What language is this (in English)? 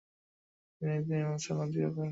Bangla